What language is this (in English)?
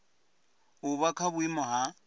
Venda